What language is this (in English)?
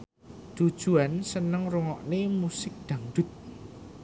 Javanese